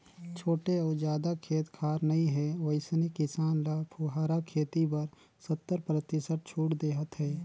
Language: Chhattisgarhi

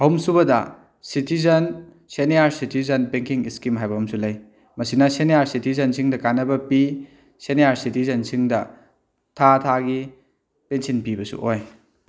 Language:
Manipuri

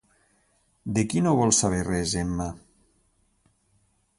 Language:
Catalan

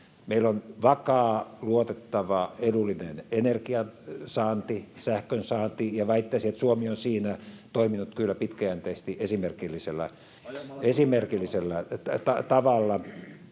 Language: Finnish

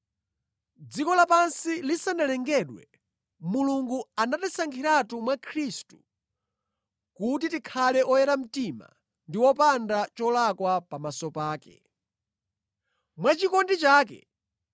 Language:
Nyanja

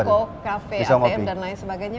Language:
Indonesian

